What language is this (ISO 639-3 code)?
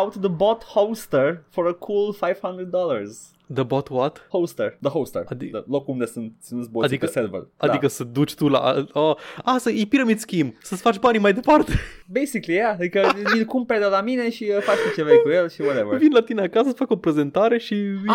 ron